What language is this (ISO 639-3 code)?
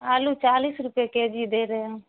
urd